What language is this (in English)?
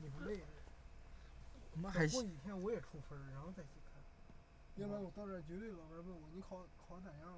Chinese